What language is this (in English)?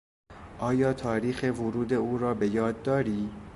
Persian